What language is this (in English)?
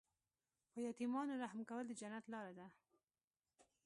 Pashto